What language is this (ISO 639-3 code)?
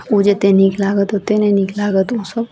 mai